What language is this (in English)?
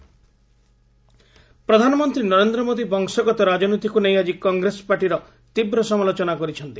Odia